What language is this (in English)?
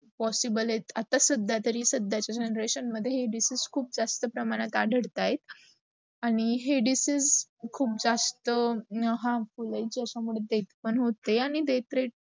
Marathi